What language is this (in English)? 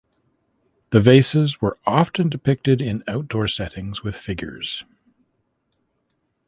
English